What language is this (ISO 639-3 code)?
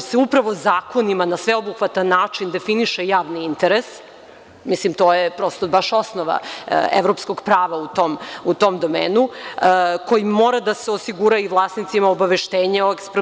srp